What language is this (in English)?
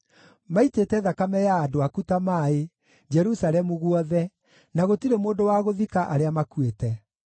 Kikuyu